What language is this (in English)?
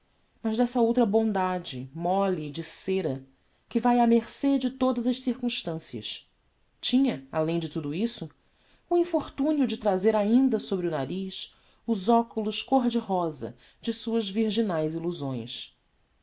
Portuguese